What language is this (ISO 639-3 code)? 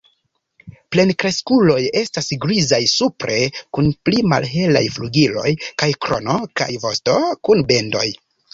epo